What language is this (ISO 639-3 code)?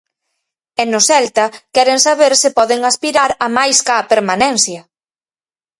glg